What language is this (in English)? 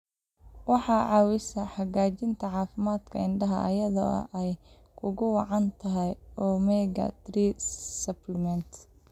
Somali